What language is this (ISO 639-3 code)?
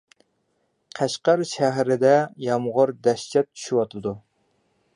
uig